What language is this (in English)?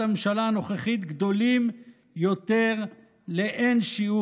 Hebrew